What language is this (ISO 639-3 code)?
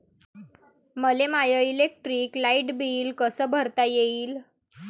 mar